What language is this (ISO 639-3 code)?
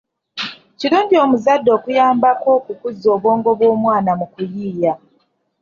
lug